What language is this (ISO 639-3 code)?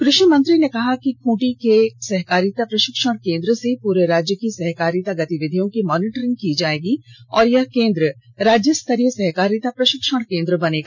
hin